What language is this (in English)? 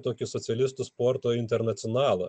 Lithuanian